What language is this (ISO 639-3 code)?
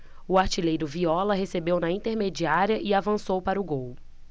por